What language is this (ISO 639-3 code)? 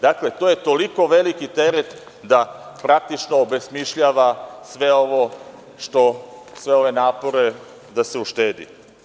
srp